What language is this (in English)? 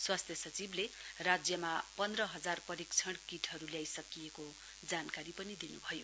Nepali